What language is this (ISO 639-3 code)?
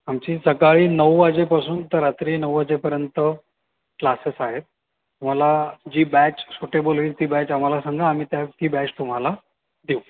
mar